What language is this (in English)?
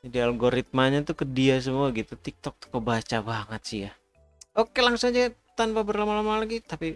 Indonesian